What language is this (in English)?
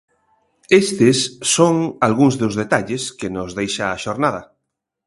Galician